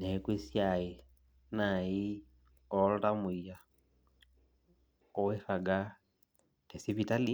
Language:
Masai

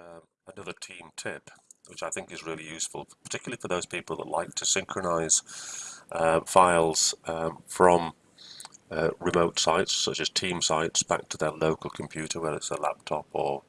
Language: English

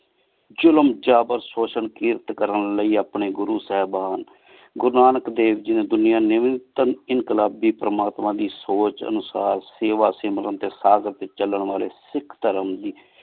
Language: Punjabi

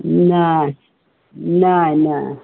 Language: Maithili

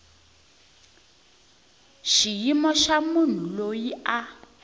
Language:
Tsonga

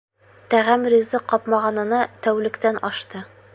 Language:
Bashkir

